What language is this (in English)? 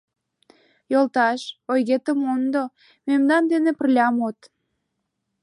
Mari